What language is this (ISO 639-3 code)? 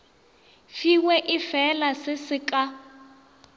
nso